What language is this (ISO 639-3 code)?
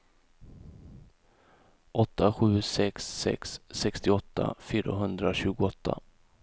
swe